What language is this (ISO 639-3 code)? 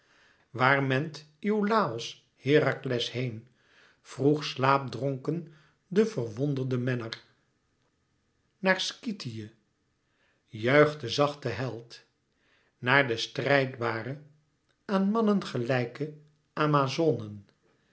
nld